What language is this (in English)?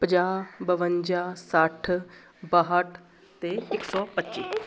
Punjabi